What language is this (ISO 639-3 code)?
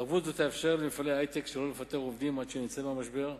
heb